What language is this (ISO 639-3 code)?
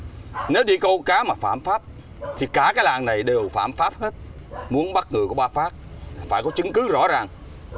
vie